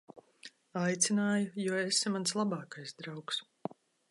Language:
Latvian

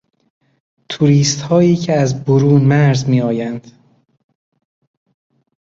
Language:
Persian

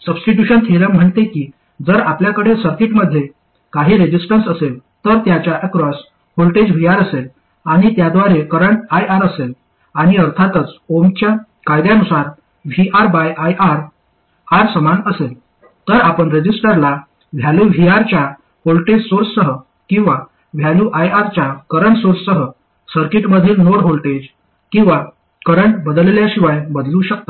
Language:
Marathi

